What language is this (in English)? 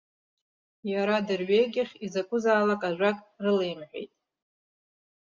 Abkhazian